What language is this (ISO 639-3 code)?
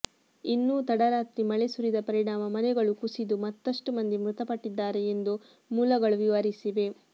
kan